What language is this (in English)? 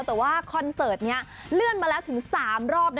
Thai